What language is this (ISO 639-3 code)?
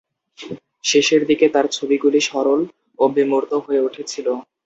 ben